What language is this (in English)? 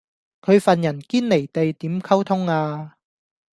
Cantonese